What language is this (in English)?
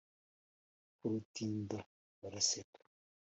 Kinyarwanda